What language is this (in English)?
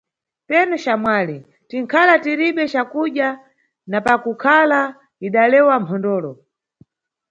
Nyungwe